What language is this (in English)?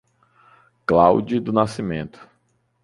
Portuguese